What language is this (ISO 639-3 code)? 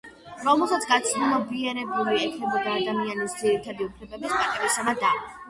kat